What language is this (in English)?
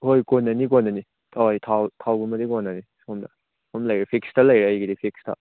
Manipuri